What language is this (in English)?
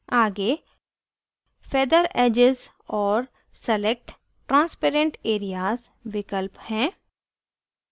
Hindi